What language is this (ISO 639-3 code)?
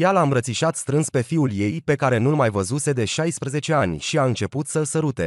ron